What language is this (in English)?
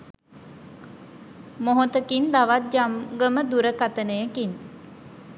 Sinhala